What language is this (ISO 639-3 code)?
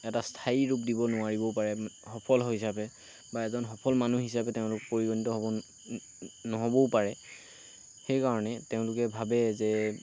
asm